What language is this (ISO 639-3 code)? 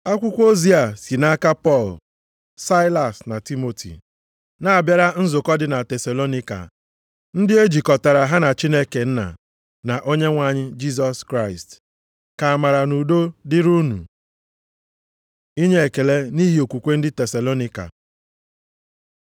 ibo